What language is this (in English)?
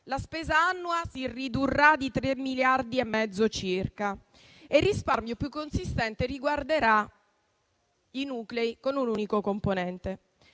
Italian